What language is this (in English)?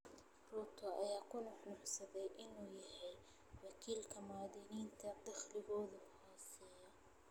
Somali